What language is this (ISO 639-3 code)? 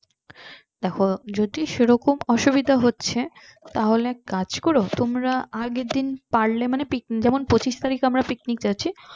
ben